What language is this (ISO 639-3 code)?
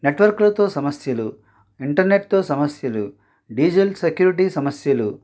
tel